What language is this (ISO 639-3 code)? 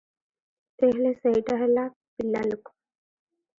ori